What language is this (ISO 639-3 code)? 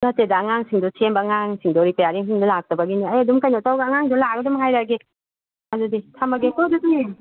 mni